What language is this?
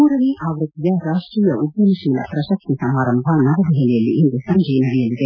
Kannada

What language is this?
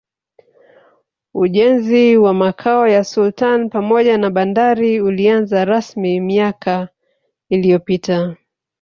Swahili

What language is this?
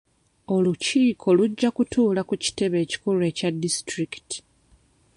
Ganda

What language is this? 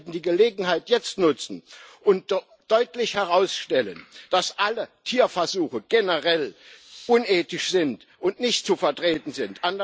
German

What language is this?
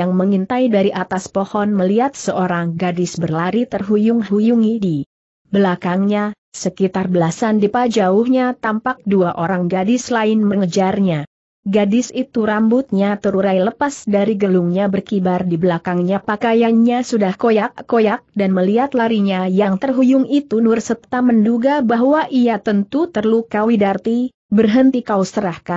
Indonesian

